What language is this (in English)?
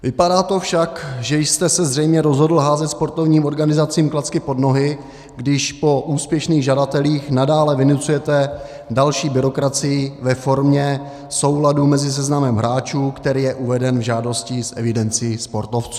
Czech